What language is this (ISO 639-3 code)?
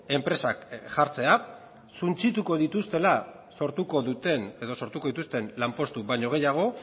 eus